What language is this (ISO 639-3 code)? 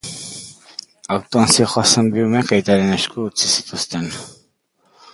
eus